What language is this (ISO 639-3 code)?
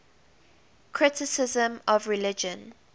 eng